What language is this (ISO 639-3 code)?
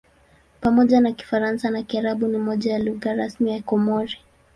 swa